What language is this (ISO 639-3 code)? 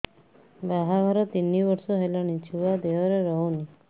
ori